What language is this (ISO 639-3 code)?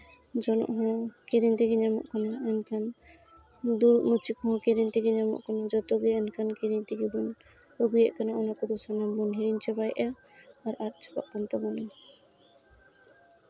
sat